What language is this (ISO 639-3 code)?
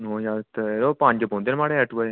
doi